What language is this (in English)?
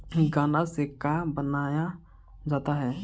Bhojpuri